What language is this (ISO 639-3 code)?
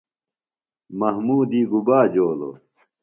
phl